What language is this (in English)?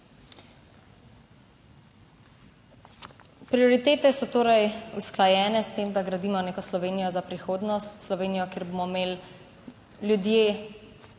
Slovenian